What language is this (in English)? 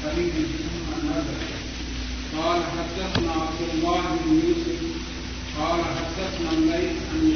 Urdu